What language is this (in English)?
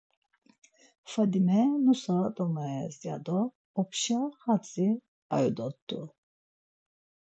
Laz